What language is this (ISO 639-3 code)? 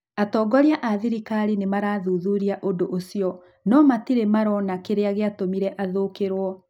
kik